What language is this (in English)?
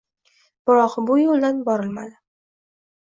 Uzbek